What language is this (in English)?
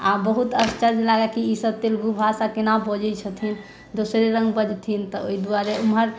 Maithili